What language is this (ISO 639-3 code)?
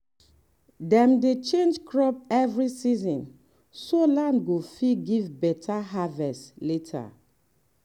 pcm